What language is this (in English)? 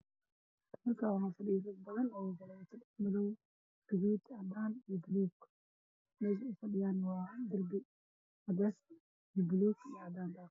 Somali